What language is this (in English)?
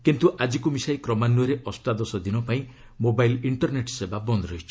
Odia